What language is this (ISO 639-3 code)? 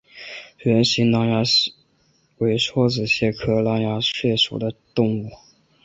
zho